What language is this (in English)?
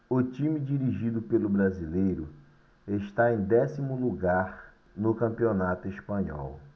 Portuguese